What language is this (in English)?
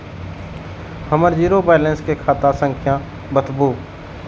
Maithili